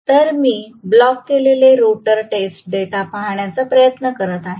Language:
Marathi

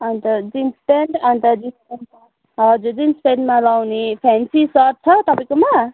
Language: Nepali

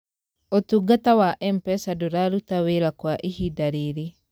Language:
Kikuyu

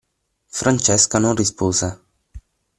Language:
Italian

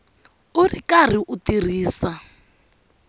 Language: Tsonga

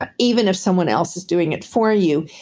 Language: English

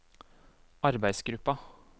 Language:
Norwegian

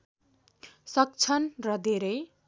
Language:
Nepali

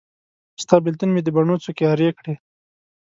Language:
Pashto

